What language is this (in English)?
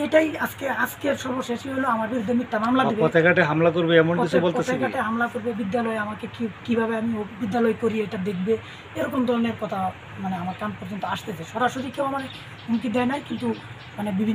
Romanian